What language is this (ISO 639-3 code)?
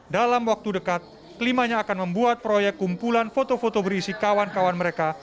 ind